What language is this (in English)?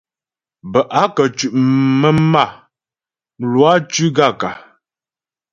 Ghomala